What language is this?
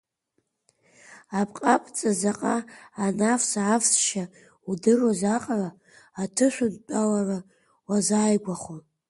Abkhazian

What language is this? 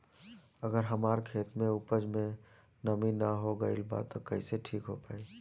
Bhojpuri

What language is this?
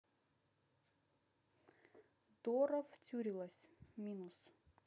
Russian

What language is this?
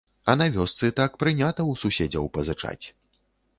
Belarusian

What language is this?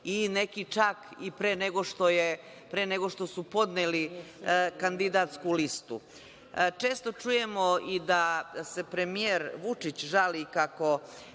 Serbian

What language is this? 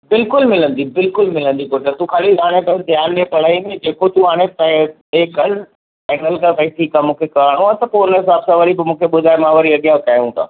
Sindhi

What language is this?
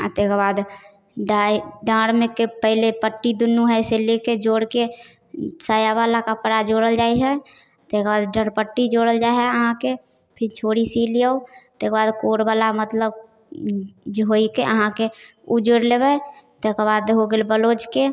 Maithili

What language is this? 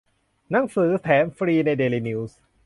Thai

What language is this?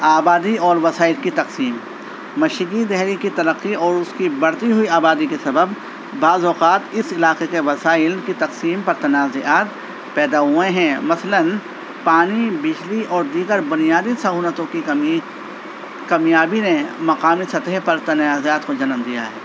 Urdu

